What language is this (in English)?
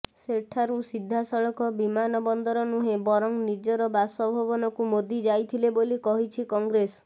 Odia